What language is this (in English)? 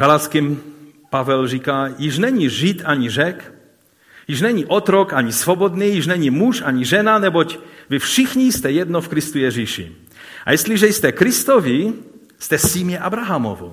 Czech